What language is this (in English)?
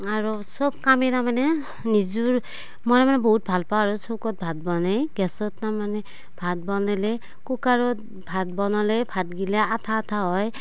Assamese